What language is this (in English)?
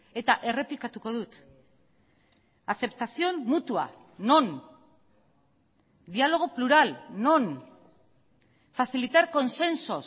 Basque